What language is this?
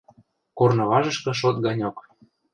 Western Mari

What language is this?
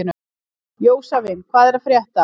Icelandic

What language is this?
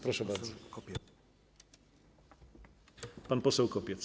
Polish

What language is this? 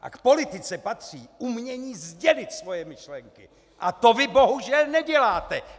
Czech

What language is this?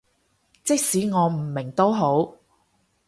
Cantonese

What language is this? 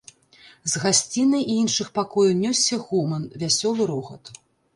Belarusian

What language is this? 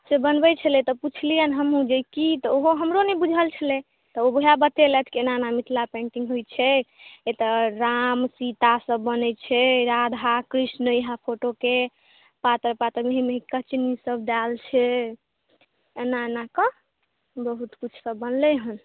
Maithili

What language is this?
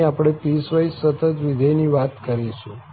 Gujarati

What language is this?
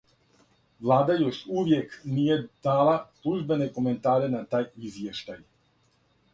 Serbian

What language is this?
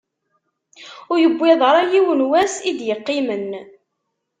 Kabyle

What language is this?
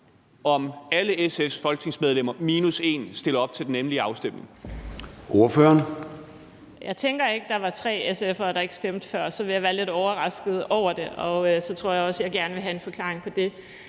Danish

